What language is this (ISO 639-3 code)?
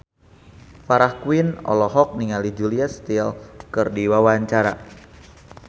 sun